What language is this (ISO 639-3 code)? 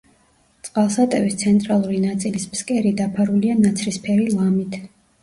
kat